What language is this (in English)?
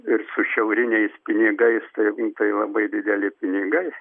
Lithuanian